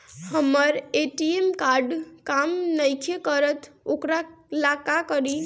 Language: Bhojpuri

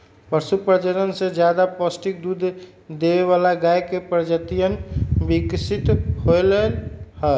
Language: Magahi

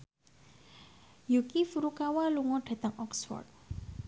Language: Javanese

